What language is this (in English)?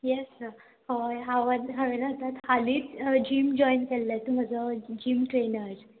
Konkani